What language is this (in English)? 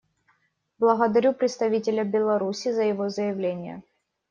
Russian